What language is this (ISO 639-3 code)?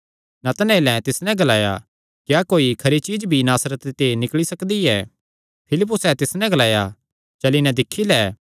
xnr